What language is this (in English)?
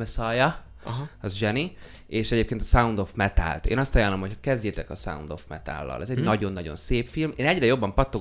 Hungarian